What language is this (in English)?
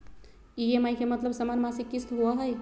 Magahi